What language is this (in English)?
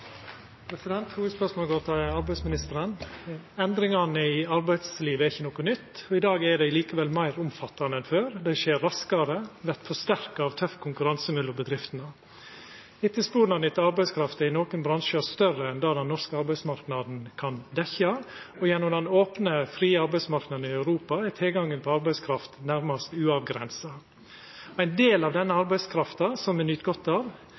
Norwegian Nynorsk